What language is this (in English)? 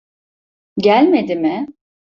Turkish